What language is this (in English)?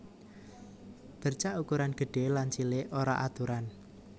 Javanese